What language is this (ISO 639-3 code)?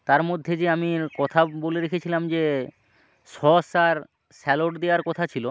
ben